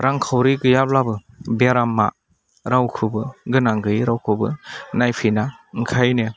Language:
Bodo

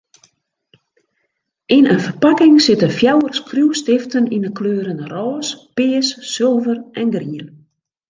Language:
Western Frisian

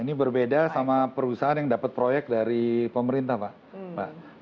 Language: Indonesian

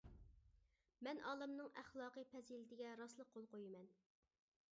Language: Uyghur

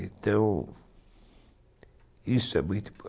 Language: Portuguese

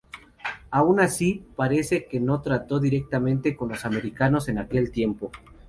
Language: Spanish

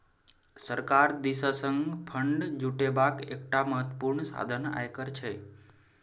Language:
Maithili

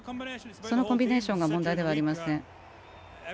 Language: Japanese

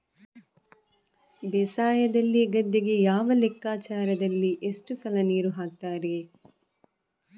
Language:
Kannada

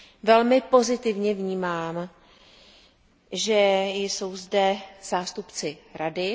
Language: Czech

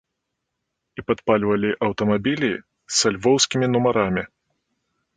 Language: Belarusian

